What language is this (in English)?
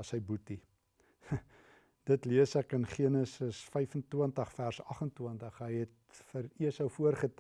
Dutch